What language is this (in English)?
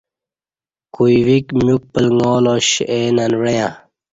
Kati